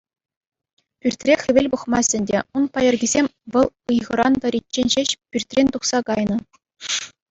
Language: Chuvash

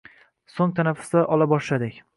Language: Uzbek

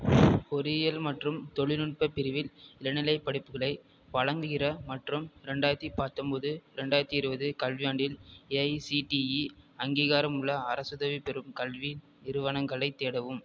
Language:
Tamil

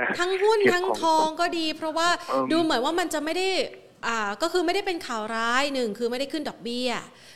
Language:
Thai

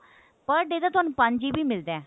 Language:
Punjabi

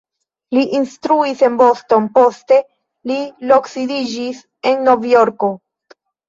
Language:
Esperanto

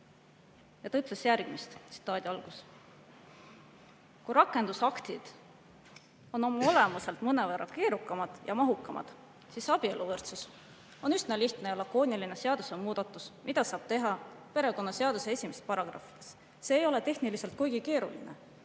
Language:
Estonian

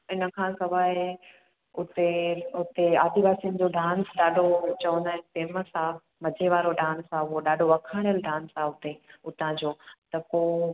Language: Sindhi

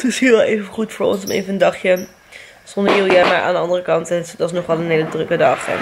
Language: Dutch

